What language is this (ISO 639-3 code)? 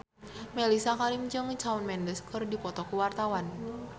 sun